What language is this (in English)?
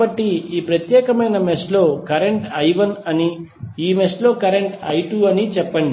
Telugu